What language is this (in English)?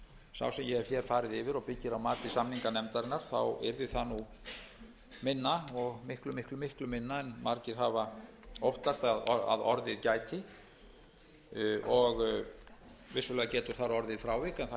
Icelandic